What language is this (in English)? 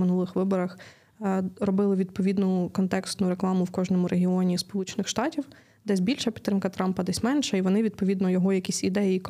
Ukrainian